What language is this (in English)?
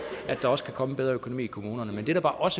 Danish